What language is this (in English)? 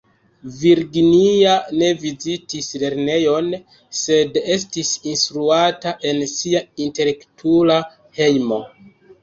Esperanto